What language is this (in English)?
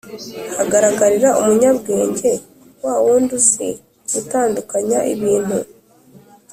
Kinyarwanda